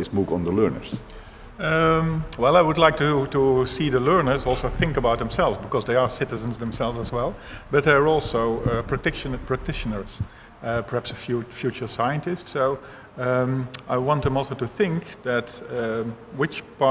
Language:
English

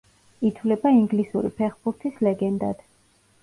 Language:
Georgian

